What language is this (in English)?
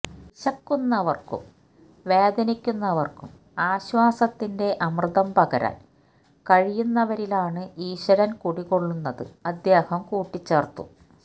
Malayalam